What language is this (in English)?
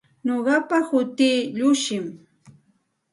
Santa Ana de Tusi Pasco Quechua